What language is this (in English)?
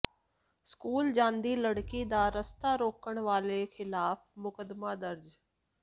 Punjabi